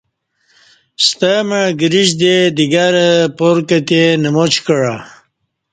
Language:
Kati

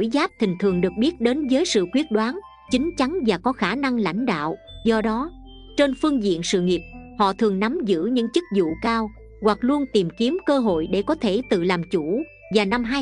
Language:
Vietnamese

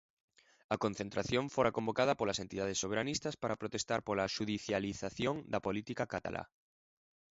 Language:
Galician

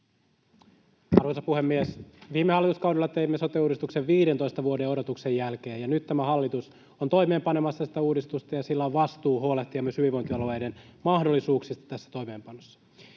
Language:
Finnish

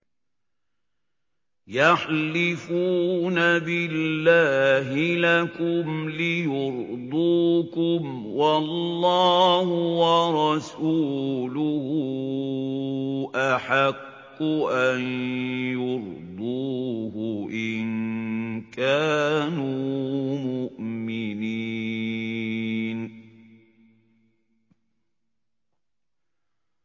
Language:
Arabic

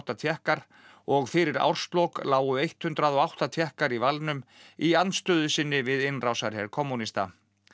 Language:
Icelandic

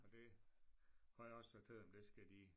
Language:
Danish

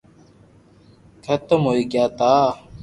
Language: Loarki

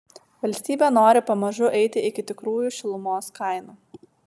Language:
Lithuanian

